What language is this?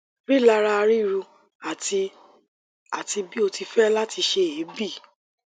Yoruba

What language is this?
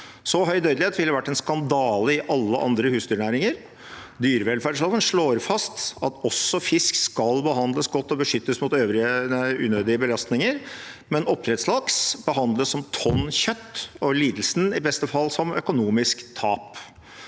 Norwegian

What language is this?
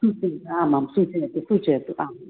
Sanskrit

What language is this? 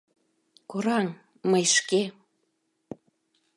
Mari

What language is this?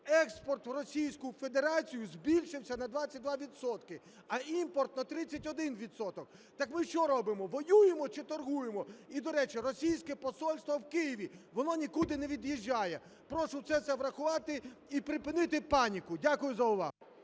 Ukrainian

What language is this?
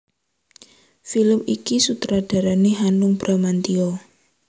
Javanese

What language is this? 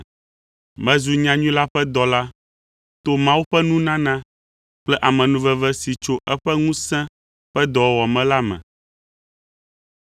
Ewe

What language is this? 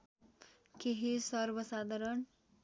Nepali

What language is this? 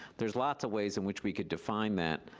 English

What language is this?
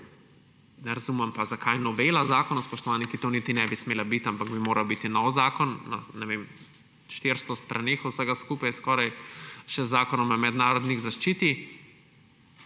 Slovenian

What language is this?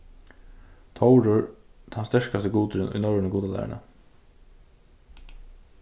Faroese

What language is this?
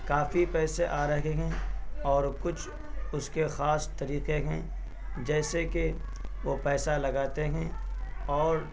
Urdu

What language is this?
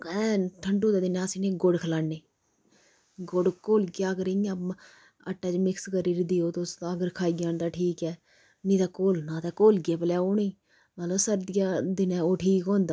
Dogri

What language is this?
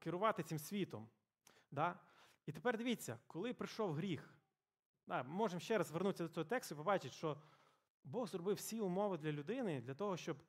Ukrainian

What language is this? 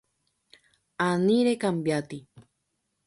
Guarani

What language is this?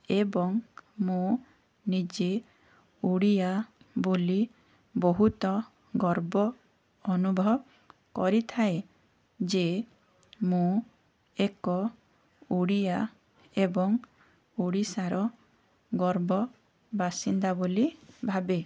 Odia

